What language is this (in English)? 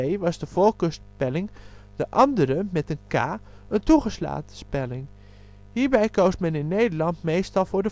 Dutch